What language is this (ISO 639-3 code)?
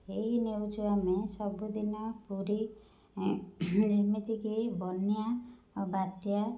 ori